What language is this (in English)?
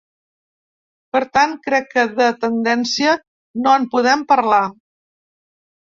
Catalan